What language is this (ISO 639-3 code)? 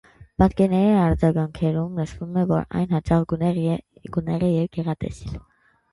hye